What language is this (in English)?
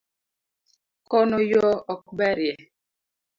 Luo (Kenya and Tanzania)